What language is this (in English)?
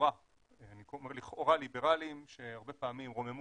Hebrew